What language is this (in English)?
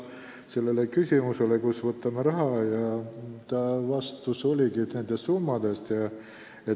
Estonian